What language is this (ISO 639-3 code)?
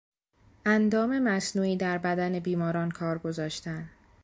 fas